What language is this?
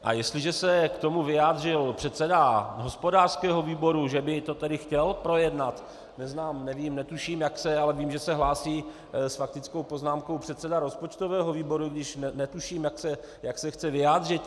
Czech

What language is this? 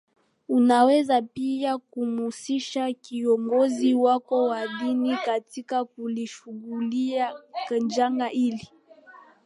Swahili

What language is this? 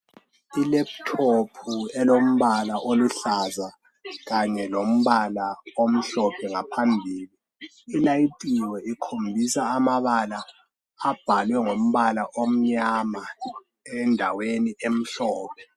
North Ndebele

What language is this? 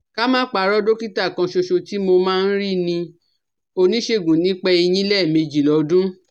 Yoruba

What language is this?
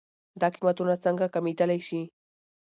Pashto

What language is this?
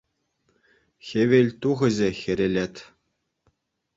Chuvash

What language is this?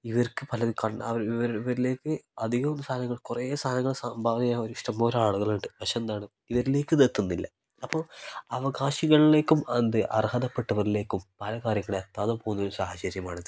Malayalam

